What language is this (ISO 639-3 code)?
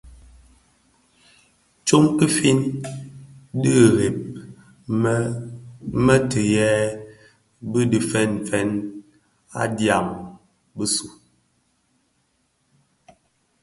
ksf